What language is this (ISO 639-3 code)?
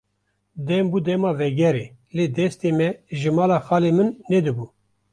kur